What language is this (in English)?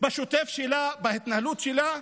Hebrew